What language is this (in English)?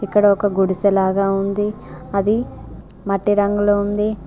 Telugu